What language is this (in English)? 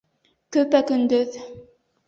Bashkir